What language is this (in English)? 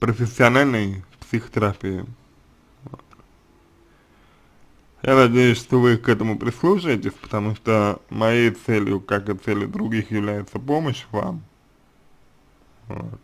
Russian